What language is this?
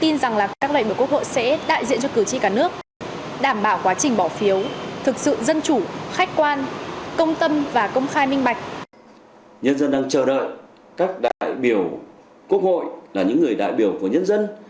Vietnamese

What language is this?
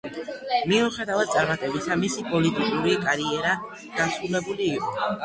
Georgian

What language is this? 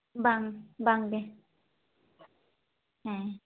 Santali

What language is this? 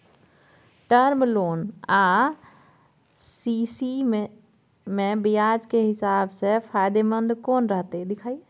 Maithili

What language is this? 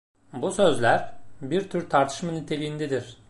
Turkish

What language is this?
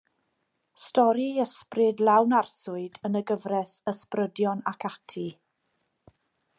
Welsh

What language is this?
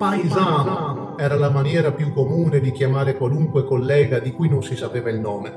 Italian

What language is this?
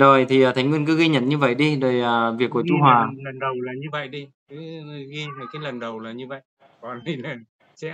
Vietnamese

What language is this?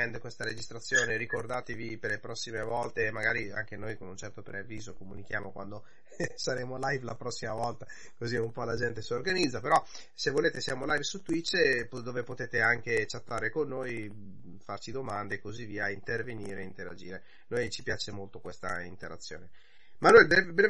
Italian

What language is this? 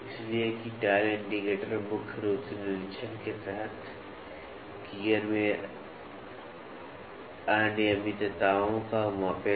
Hindi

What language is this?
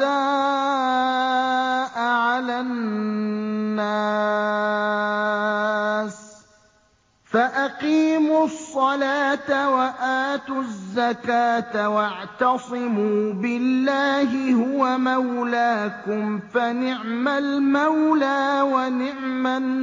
Arabic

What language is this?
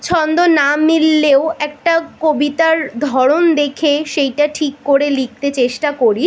Bangla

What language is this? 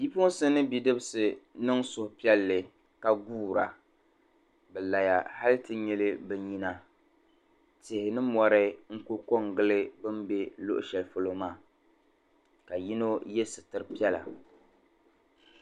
Dagbani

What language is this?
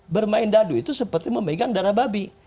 Indonesian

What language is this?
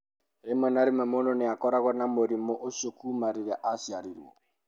Kikuyu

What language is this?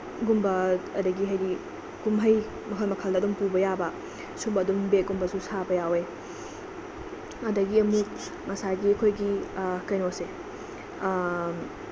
Manipuri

